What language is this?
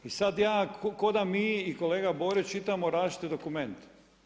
Croatian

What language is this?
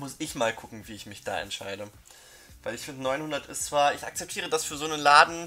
German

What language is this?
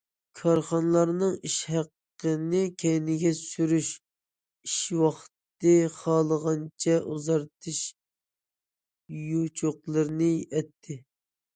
Uyghur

